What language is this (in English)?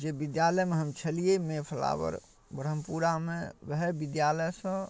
Maithili